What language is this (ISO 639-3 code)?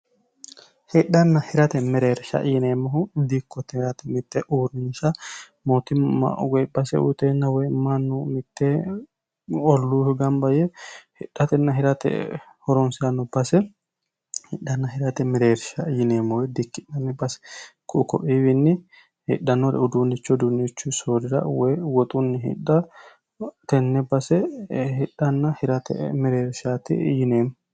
sid